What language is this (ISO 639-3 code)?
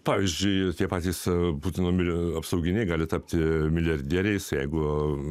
lit